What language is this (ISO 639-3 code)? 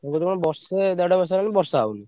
ori